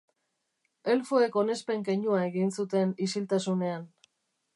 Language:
Basque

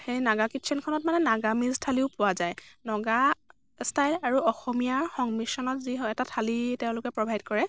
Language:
Assamese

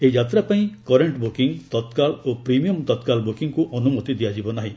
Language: Odia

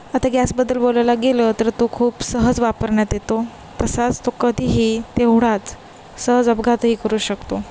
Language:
Marathi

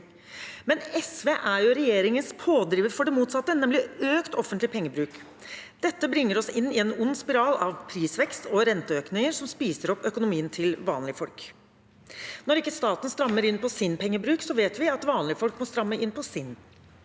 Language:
Norwegian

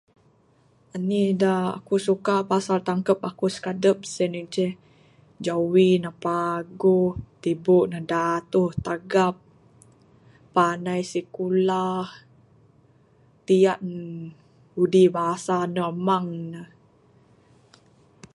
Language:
Bukar-Sadung Bidayuh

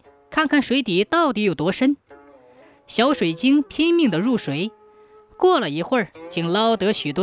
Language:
Chinese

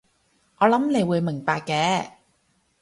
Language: Cantonese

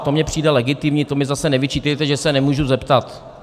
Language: Czech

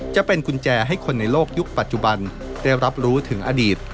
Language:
Thai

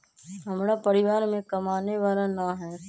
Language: Magahi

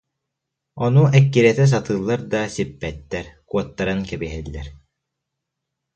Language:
Yakut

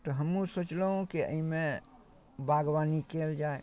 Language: Maithili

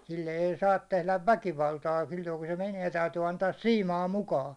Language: Finnish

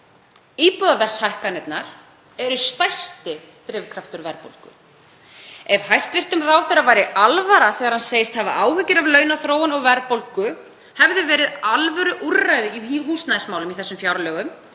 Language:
Icelandic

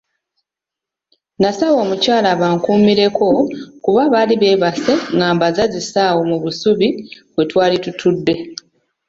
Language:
Ganda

